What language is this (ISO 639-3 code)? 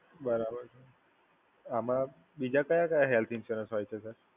guj